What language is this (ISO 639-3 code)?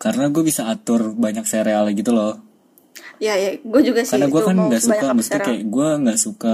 ind